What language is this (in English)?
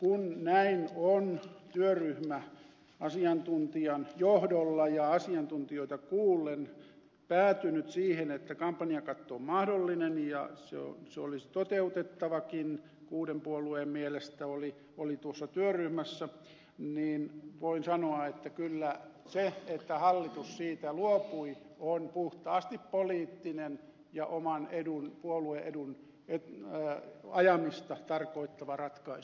Finnish